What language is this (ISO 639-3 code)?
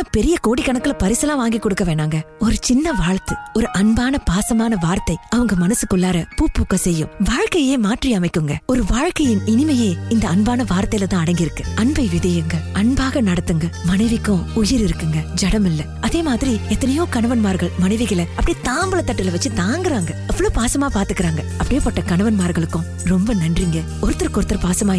tam